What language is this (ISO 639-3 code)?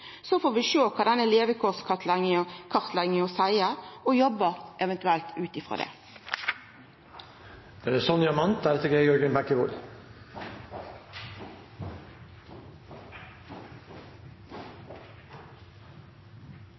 nno